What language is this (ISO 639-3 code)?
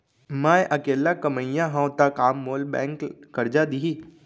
hne